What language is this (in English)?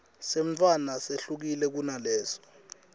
Swati